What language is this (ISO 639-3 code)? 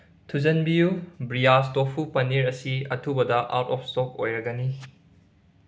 mni